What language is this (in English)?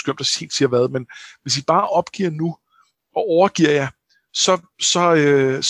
Danish